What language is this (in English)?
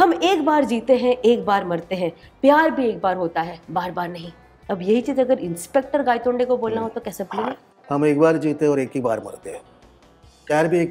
Hindi